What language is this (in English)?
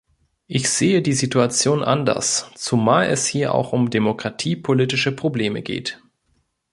German